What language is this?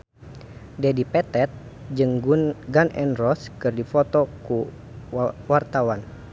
Sundanese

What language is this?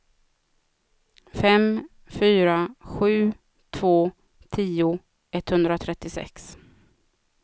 Swedish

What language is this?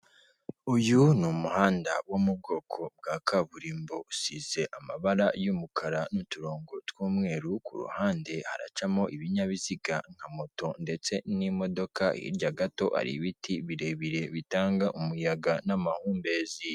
Kinyarwanda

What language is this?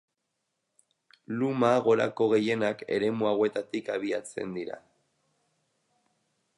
Basque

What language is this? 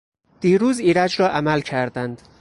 Persian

